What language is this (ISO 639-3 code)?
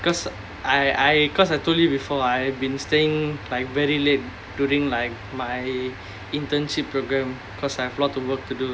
eng